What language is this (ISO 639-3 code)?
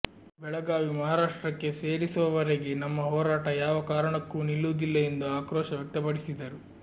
kan